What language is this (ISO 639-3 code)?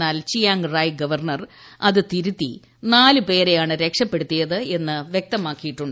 mal